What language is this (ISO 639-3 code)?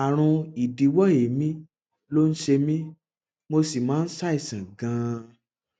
yor